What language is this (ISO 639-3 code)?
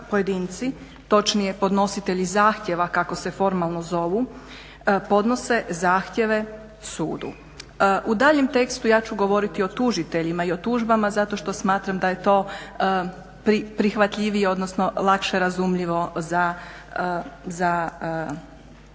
hrv